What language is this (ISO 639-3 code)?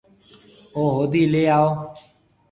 mve